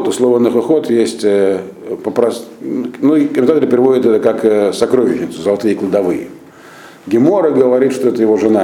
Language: Russian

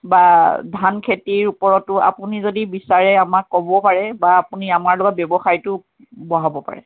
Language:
Assamese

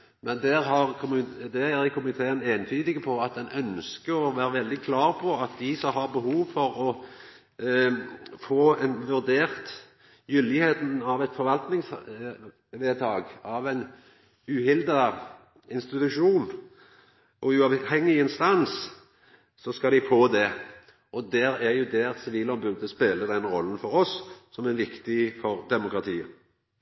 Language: Norwegian Nynorsk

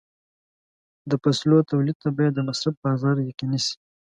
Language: Pashto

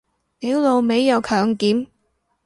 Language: Cantonese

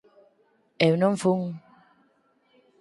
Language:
Galician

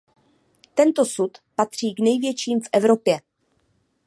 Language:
Czech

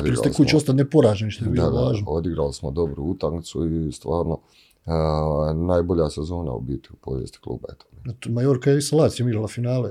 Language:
Croatian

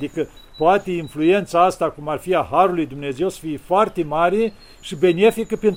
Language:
Romanian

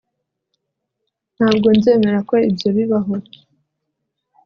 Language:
Kinyarwanda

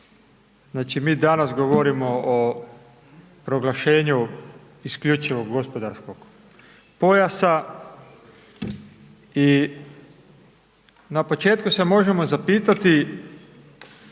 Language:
Croatian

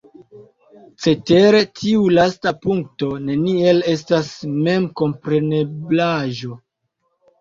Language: Esperanto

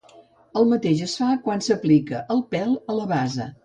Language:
Catalan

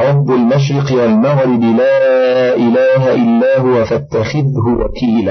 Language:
Arabic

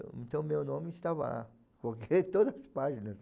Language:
Portuguese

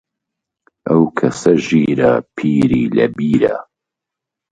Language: Central Kurdish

